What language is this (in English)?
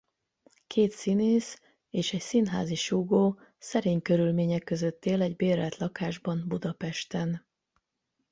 Hungarian